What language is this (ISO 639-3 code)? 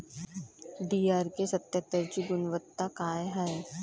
mar